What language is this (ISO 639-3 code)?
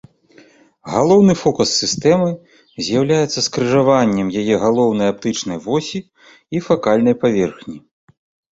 bel